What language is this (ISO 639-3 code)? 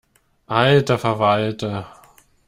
deu